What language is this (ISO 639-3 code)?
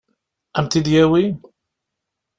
kab